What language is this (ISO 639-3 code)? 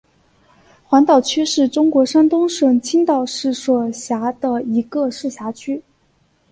zho